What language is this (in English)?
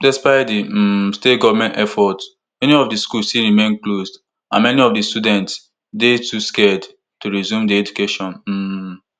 Nigerian Pidgin